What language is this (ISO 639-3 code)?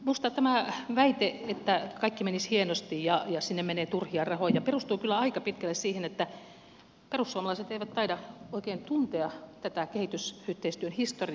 fin